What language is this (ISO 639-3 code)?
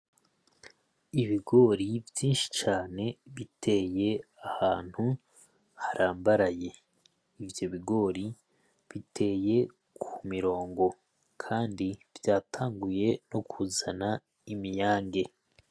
run